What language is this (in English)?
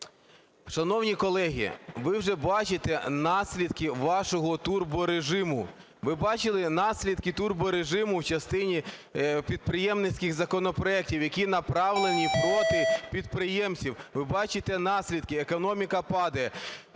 Ukrainian